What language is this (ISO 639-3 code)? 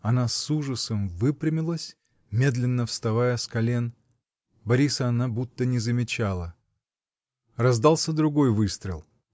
rus